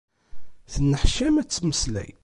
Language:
Kabyle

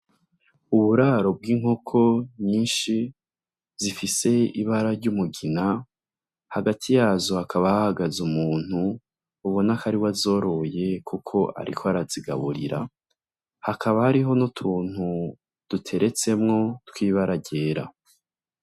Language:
Rundi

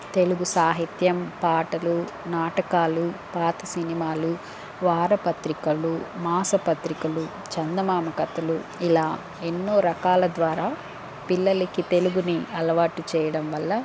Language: Telugu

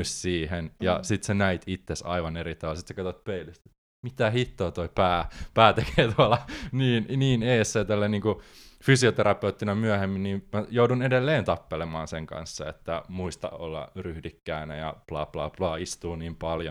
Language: Finnish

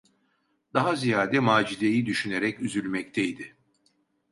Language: Turkish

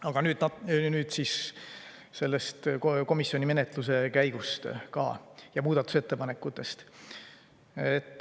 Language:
Estonian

